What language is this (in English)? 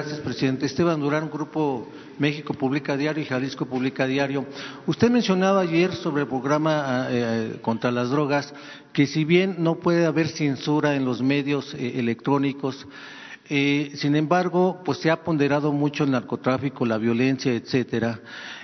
Spanish